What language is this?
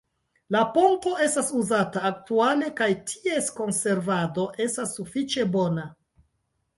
Esperanto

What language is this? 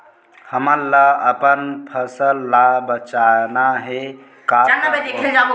Chhattisgarhi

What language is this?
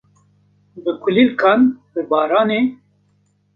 Kurdish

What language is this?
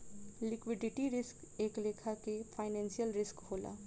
Bhojpuri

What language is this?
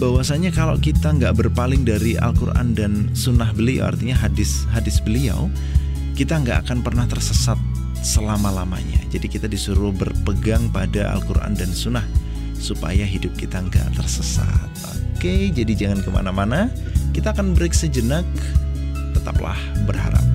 Indonesian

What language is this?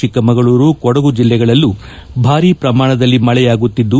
Kannada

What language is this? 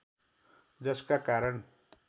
Nepali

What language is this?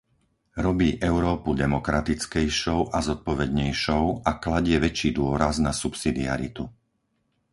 Slovak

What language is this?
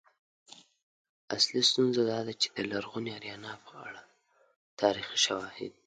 Pashto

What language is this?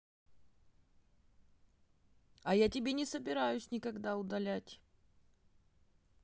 Russian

